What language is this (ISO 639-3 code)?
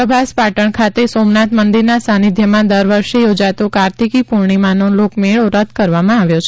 guj